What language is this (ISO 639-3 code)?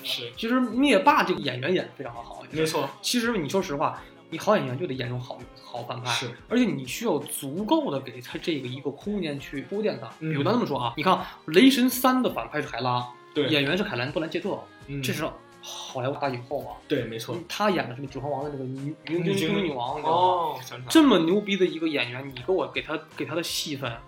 zho